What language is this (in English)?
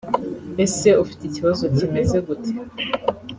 Kinyarwanda